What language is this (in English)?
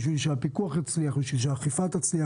Hebrew